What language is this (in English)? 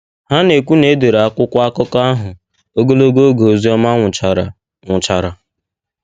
Igbo